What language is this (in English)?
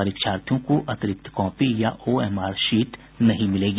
Hindi